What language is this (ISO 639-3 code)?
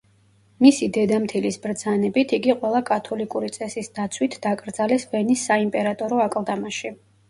kat